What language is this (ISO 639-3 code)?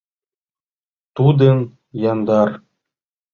chm